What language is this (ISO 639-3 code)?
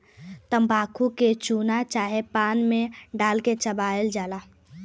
bho